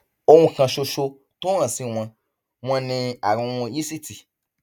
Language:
Yoruba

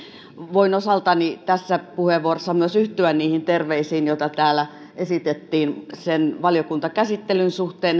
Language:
Finnish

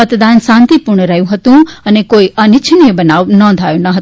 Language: Gujarati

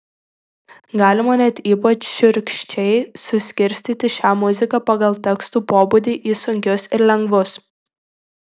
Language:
Lithuanian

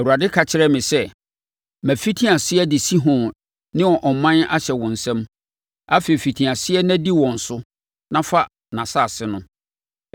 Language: Akan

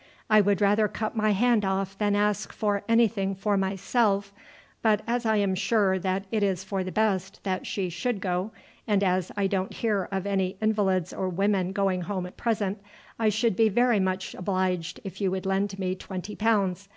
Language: English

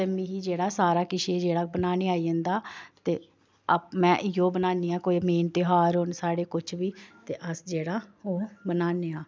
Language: Dogri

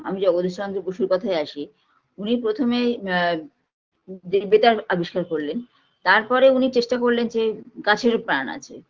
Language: Bangla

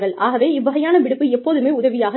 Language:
Tamil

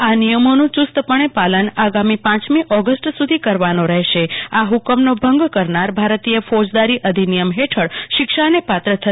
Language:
Gujarati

